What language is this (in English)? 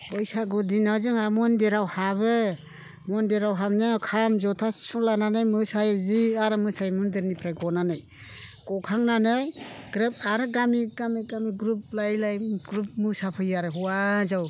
Bodo